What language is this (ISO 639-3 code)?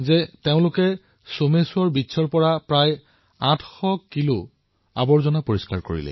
asm